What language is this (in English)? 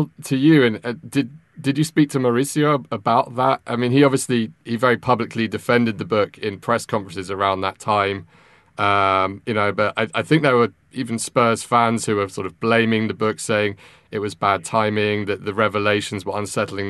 English